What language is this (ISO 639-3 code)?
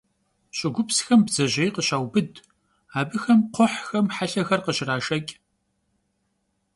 kbd